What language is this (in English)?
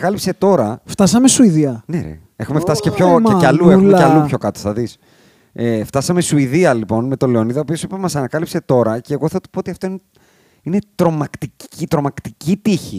Greek